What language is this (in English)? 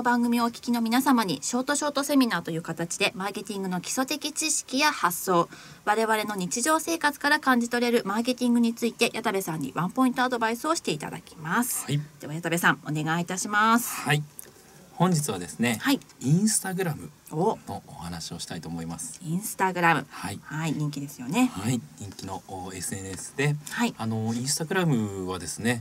Japanese